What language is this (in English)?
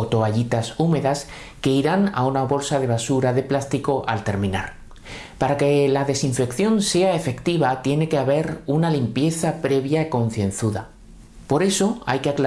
Spanish